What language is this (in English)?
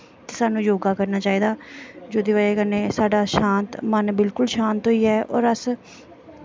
Dogri